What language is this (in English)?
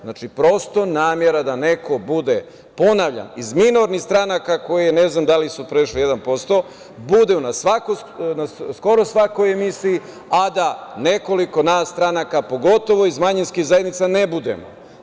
Serbian